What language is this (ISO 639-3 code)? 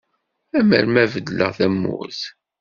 kab